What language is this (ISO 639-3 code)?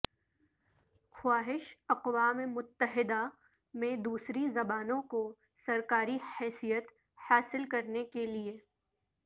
urd